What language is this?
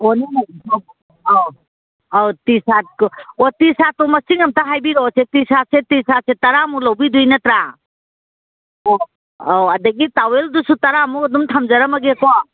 Manipuri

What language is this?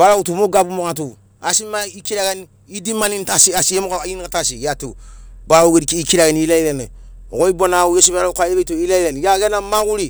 Sinaugoro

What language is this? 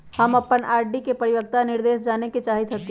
Magahi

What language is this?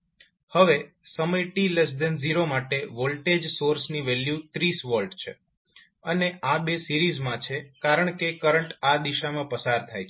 Gujarati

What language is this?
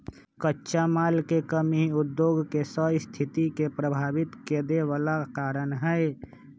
Magahi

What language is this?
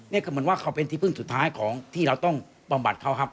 Thai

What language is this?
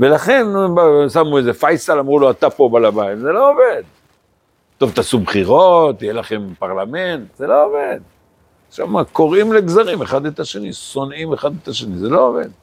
Hebrew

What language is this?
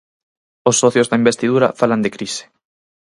Galician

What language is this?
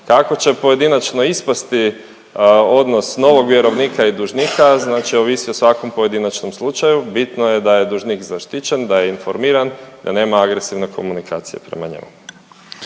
Croatian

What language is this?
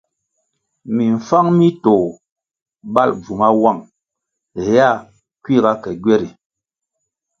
Kwasio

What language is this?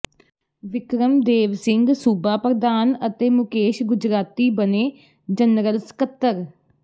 Punjabi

